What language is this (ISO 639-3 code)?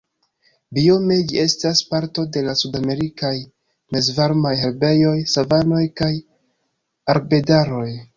epo